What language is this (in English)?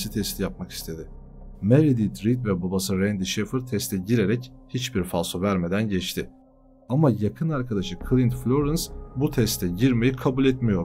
Turkish